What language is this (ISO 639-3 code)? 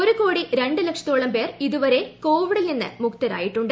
mal